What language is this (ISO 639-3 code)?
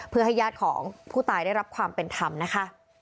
tha